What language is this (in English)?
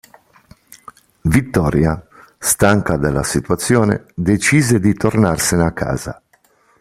Italian